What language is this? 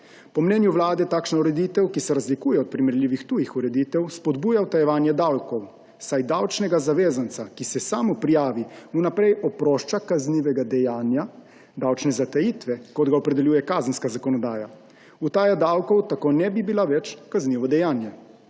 Slovenian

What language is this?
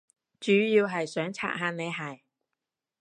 Cantonese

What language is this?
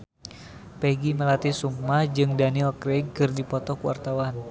Sundanese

